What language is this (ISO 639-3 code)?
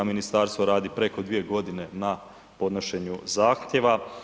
hrv